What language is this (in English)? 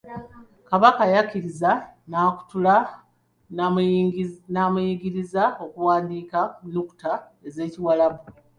Ganda